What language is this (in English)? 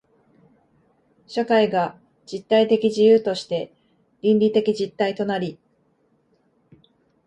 Japanese